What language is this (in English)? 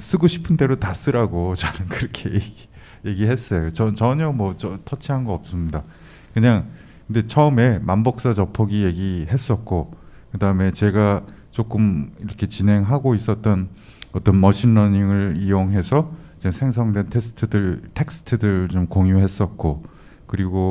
Korean